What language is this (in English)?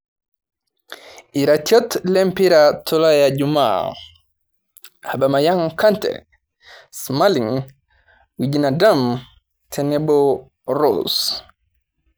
Masai